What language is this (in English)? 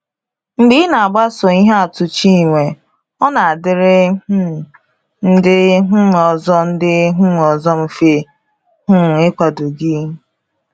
Igbo